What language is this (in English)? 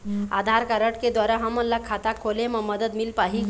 Chhattisgarhi